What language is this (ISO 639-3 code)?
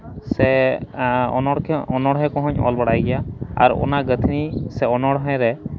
sat